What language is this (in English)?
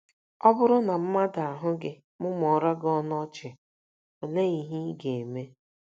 Igbo